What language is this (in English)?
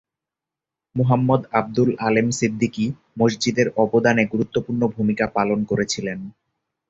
Bangla